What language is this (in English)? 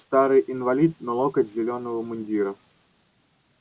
Russian